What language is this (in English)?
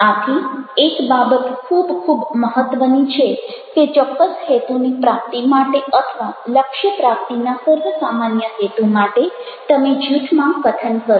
Gujarati